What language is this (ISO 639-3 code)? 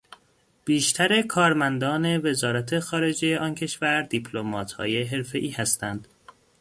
fas